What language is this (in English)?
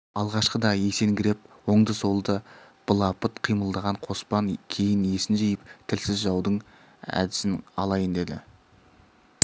Kazakh